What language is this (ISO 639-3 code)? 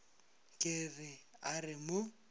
nso